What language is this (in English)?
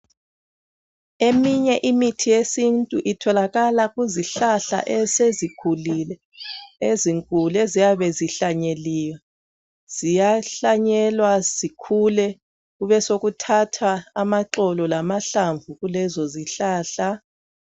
North Ndebele